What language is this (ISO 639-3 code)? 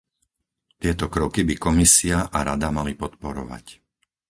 slk